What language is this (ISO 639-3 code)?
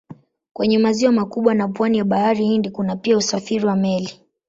swa